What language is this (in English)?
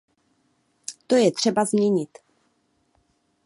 Czech